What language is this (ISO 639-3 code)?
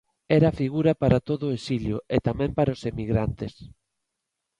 glg